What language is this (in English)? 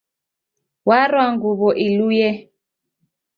Taita